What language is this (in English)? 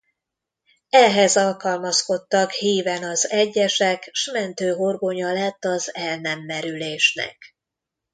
Hungarian